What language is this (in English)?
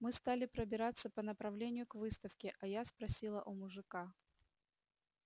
Russian